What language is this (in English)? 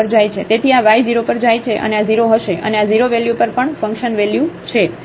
Gujarati